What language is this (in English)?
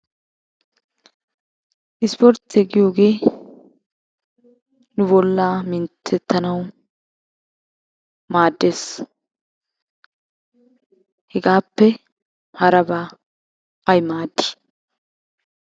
Wolaytta